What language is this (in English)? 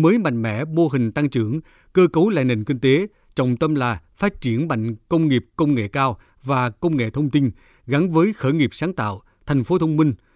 Vietnamese